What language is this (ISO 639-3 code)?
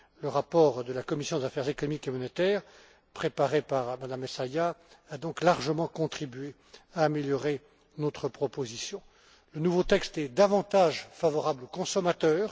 fra